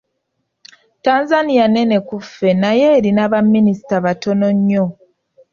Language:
Ganda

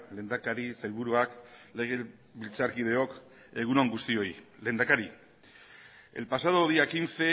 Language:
Basque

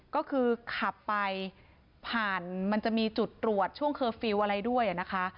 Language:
Thai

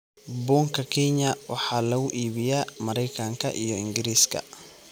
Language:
Somali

